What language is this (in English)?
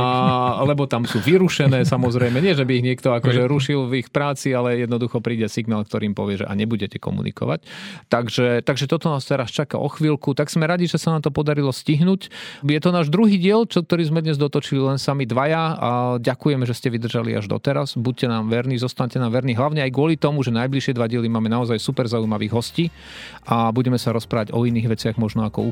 Slovak